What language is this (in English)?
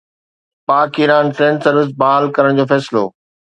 Sindhi